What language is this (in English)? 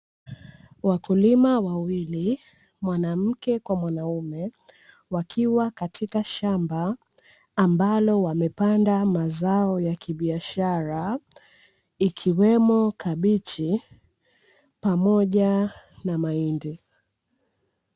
Swahili